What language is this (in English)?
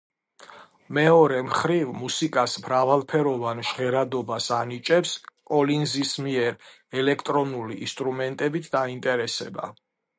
Georgian